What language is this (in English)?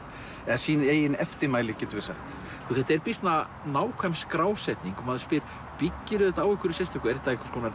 Icelandic